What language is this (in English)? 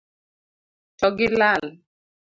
Luo (Kenya and Tanzania)